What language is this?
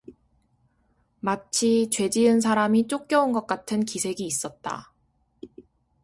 Korean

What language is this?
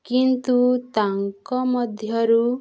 Odia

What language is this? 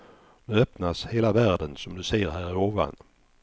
Swedish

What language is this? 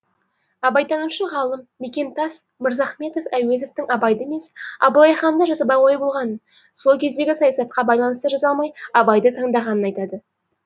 Kazakh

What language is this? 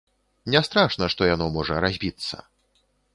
Belarusian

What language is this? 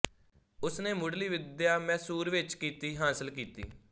Punjabi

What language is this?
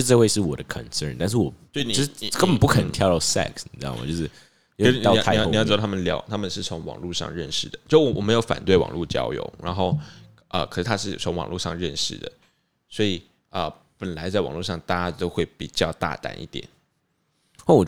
Chinese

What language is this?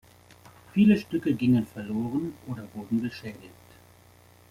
German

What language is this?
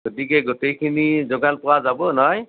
Assamese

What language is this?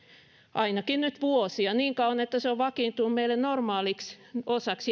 Finnish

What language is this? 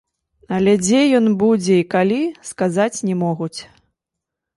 Belarusian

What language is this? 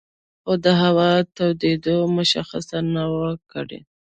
Pashto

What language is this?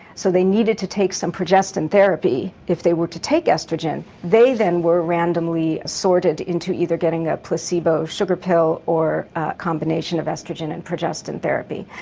English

